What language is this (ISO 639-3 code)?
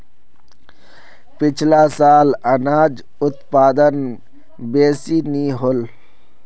mag